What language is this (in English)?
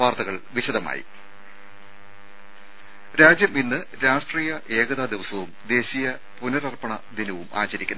Malayalam